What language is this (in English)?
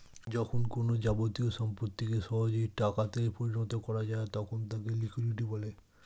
Bangla